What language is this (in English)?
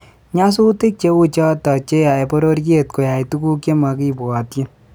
Kalenjin